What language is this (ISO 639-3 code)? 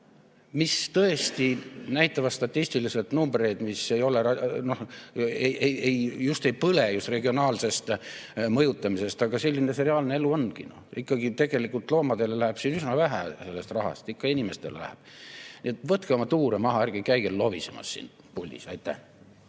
est